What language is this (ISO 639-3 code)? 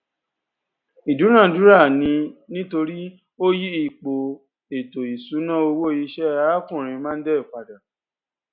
yor